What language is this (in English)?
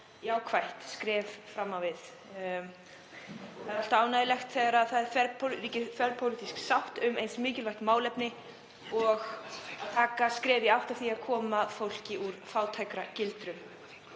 Icelandic